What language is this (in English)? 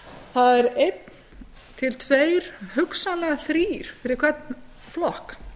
Icelandic